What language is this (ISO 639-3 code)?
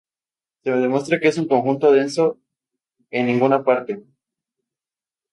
spa